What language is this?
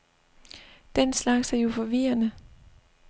Danish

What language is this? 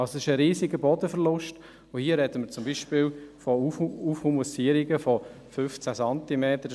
Swiss German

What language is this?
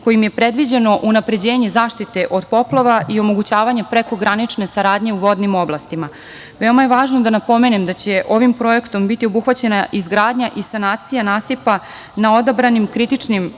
Serbian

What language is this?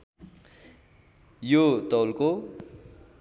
Nepali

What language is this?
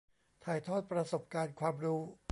Thai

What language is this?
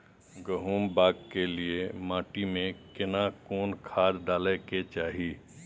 Maithili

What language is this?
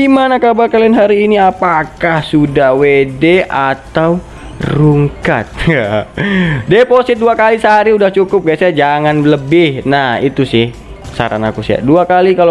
Indonesian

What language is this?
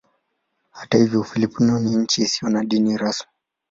Swahili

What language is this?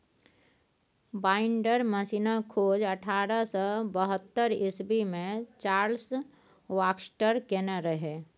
Maithili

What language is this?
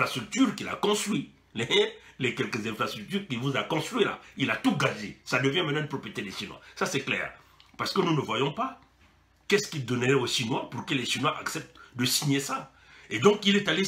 French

